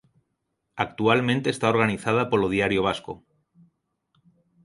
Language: Galician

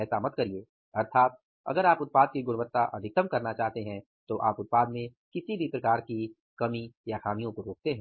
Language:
Hindi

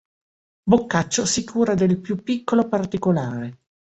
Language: Italian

